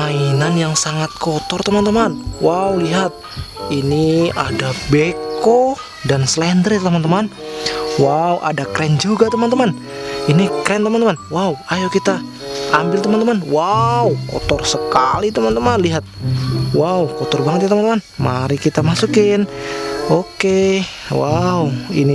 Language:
Indonesian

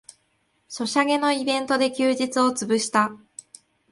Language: Japanese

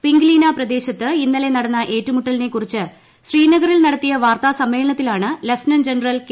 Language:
Malayalam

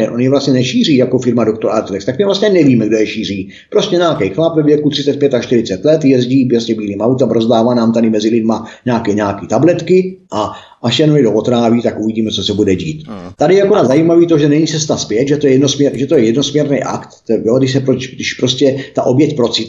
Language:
Czech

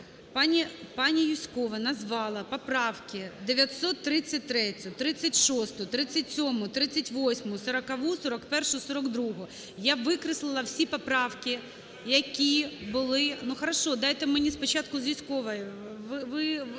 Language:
Ukrainian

